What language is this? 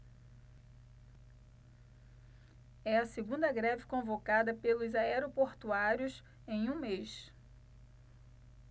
Portuguese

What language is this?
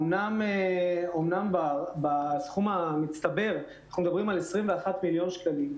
Hebrew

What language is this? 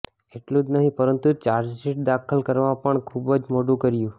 Gujarati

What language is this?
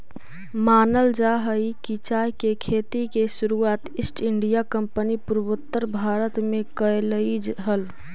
Magahi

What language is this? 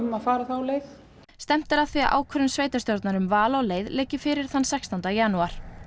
Icelandic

